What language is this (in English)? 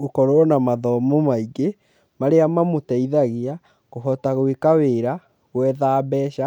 Kikuyu